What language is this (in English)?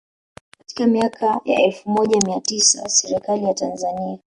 Swahili